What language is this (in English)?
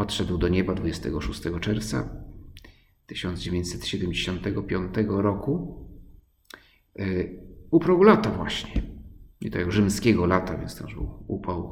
Polish